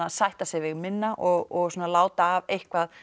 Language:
Icelandic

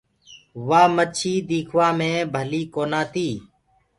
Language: Gurgula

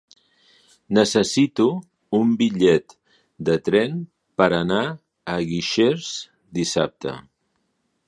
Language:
Catalan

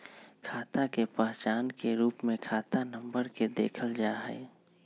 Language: Magahi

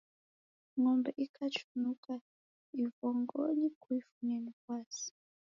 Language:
Taita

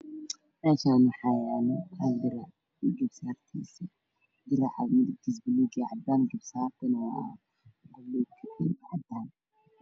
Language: Somali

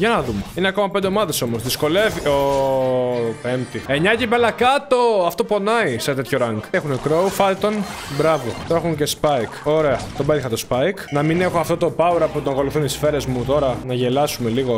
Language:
Greek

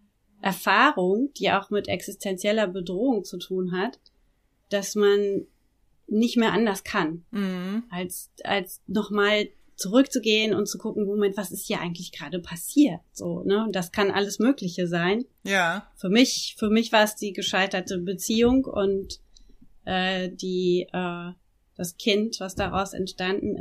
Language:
German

